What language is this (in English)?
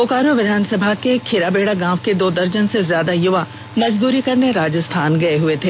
Hindi